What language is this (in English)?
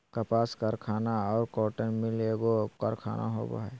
Magahi